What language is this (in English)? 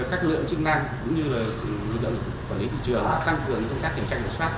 Vietnamese